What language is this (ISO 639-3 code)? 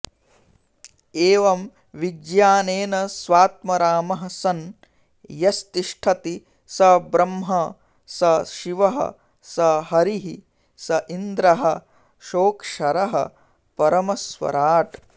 san